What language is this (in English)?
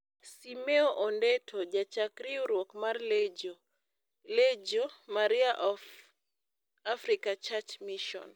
Luo (Kenya and Tanzania)